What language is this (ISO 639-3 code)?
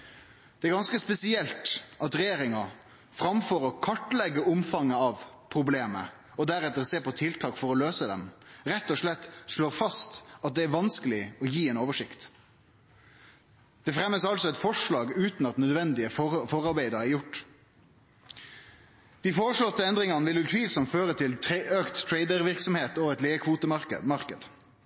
nno